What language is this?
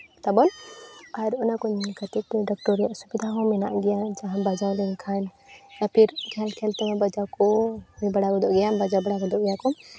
Santali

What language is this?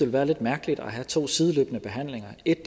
Danish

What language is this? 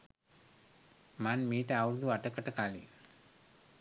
Sinhala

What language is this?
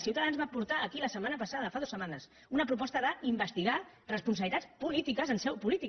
Catalan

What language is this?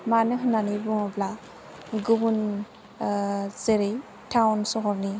Bodo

